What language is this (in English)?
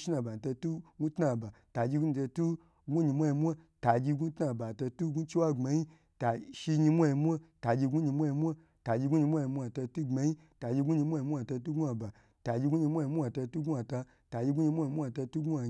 Gbagyi